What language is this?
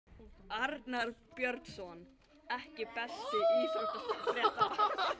Icelandic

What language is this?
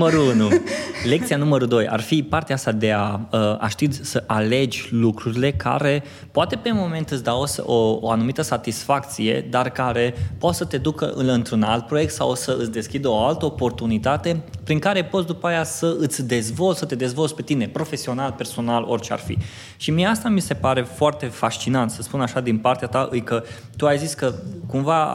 Romanian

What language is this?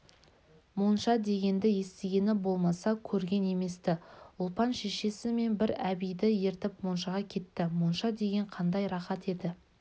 Kazakh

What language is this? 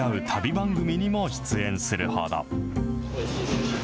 Japanese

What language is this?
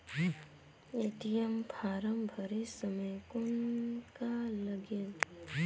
Chhattisgarhi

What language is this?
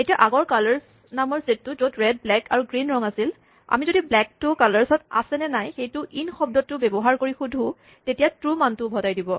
Assamese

